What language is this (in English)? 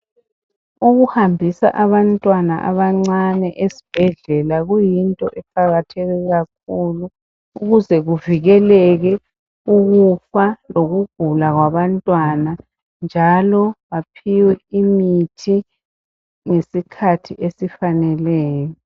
North Ndebele